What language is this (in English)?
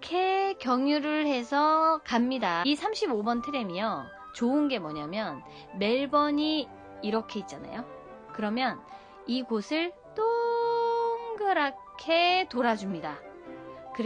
Korean